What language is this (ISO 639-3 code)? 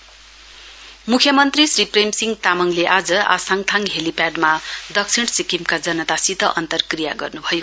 nep